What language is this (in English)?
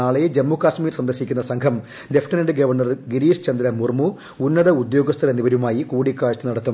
Malayalam